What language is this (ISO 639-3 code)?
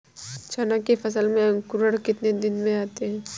hin